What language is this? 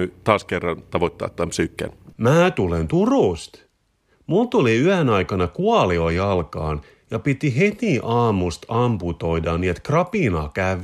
Finnish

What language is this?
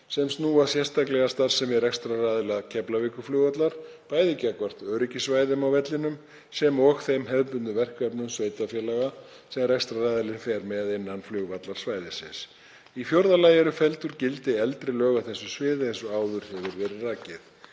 Icelandic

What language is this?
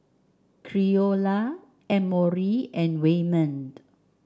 English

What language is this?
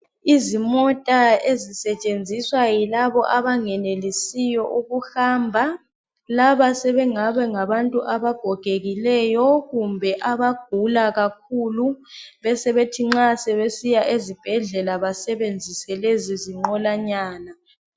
North Ndebele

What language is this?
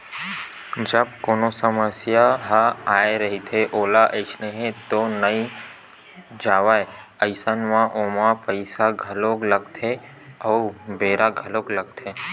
Chhattisgarhi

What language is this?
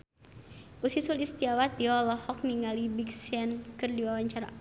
Sundanese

